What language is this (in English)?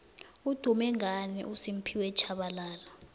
South Ndebele